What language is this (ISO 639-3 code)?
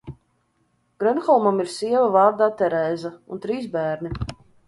lav